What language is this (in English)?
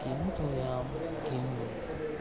Sanskrit